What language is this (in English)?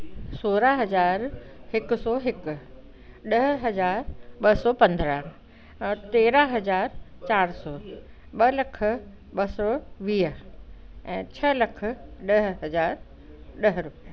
Sindhi